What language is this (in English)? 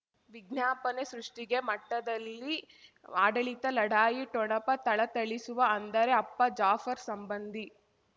Kannada